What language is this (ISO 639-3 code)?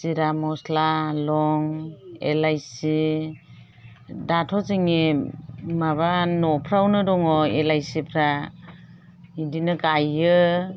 brx